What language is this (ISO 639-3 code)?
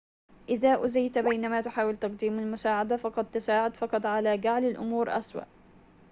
ara